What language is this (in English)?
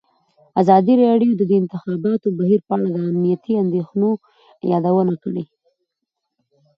Pashto